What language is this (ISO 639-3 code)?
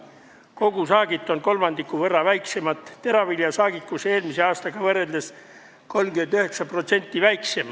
est